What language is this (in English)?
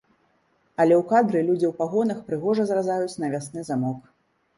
Belarusian